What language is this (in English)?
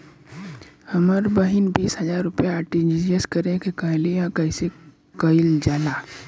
Bhojpuri